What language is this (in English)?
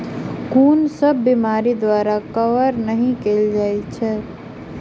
Maithili